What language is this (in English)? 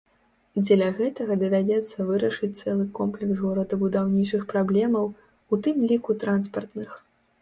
Belarusian